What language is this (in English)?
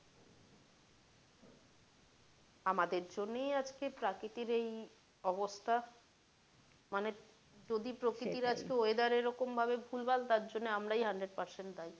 Bangla